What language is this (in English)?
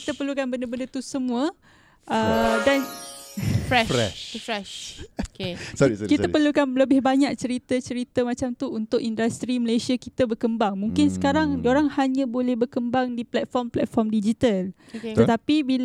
Malay